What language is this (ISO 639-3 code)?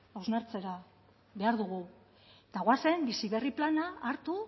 eus